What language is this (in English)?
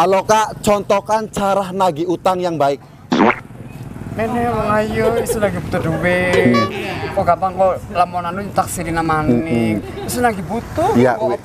Indonesian